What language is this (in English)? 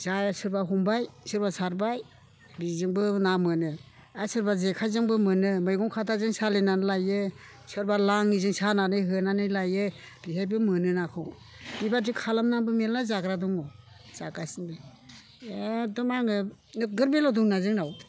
Bodo